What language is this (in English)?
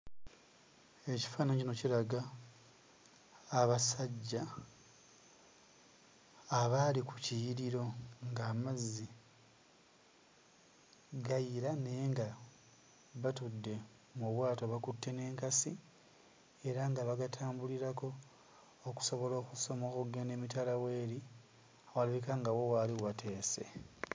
Ganda